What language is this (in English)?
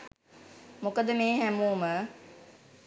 Sinhala